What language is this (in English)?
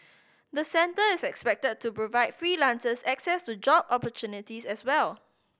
English